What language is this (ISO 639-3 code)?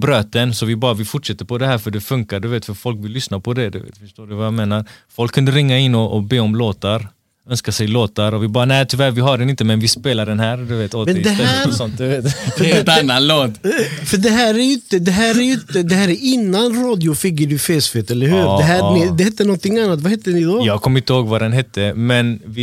swe